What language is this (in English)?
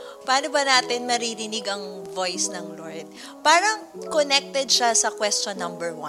Filipino